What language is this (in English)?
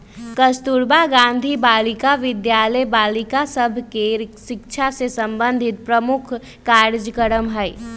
Magahi